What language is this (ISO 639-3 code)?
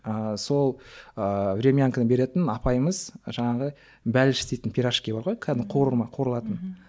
kaz